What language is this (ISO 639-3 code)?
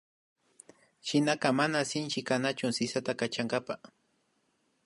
qvi